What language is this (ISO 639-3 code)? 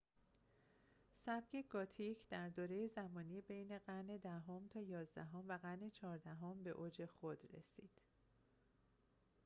fas